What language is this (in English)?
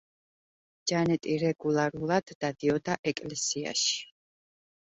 Georgian